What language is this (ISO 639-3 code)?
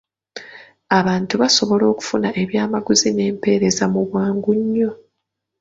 lug